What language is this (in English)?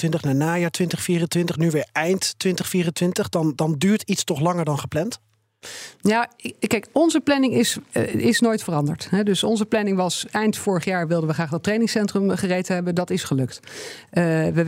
Dutch